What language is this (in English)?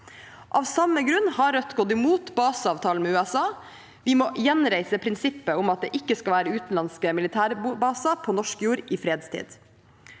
Norwegian